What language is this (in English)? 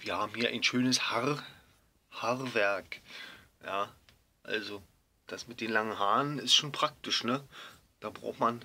German